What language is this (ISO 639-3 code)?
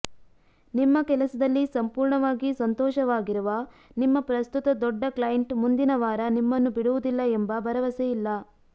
kan